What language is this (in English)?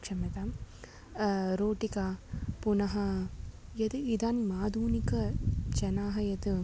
Sanskrit